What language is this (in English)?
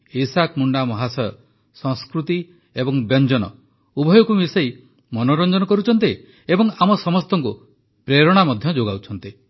Odia